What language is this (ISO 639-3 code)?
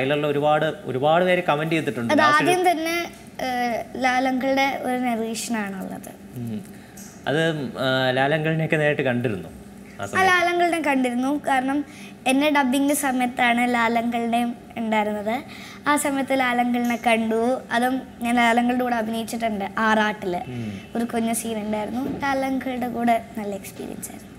mal